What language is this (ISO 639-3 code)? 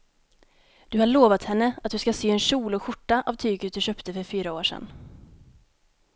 swe